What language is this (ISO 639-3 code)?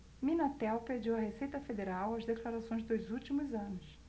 por